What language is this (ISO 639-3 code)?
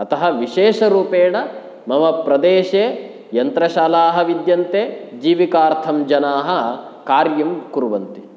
san